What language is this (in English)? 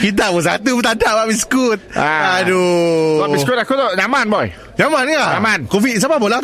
Malay